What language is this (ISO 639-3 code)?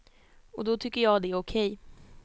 swe